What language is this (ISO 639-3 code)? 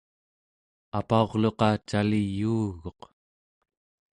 esu